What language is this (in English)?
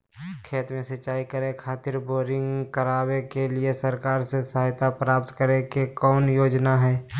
Magahi